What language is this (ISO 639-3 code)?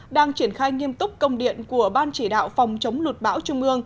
vie